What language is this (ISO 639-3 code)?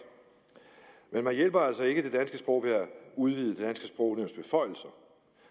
dan